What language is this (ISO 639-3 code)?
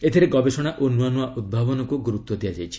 ori